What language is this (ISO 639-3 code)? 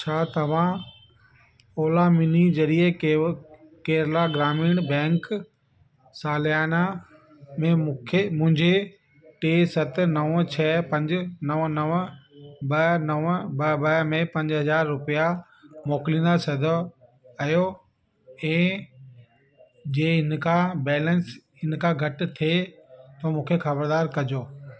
snd